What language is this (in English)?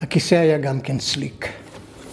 Hebrew